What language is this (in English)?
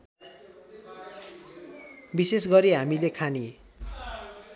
Nepali